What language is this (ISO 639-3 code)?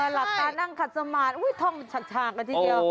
tha